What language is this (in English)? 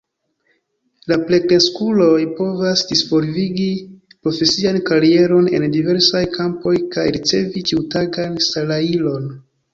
Esperanto